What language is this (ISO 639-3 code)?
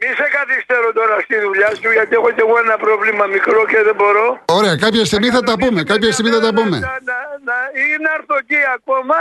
ell